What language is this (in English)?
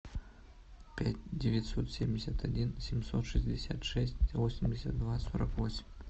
Russian